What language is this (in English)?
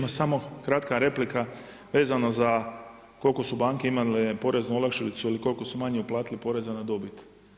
Croatian